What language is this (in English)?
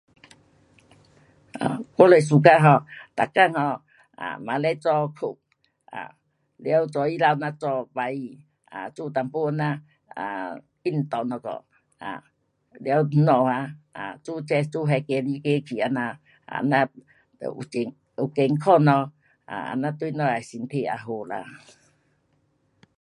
Pu-Xian Chinese